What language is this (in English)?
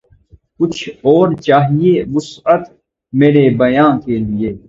Urdu